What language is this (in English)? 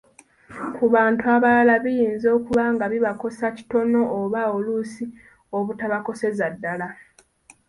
Ganda